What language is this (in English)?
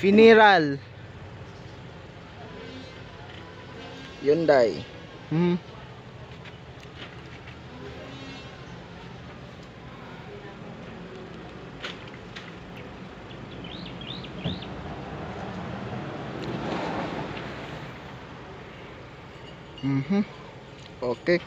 Filipino